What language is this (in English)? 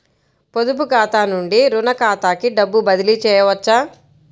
Telugu